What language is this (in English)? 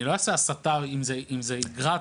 Hebrew